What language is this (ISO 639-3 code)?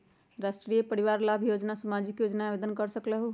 mag